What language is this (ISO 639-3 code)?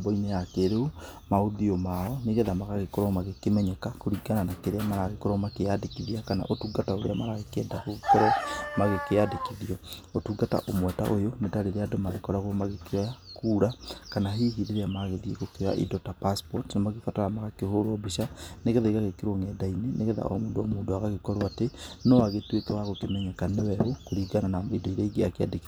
kik